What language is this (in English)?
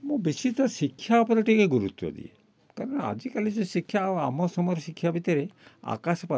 Odia